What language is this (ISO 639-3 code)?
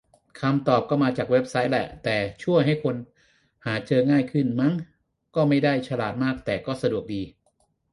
tha